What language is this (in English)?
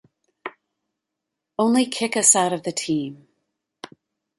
English